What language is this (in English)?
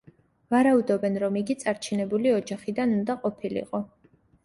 Georgian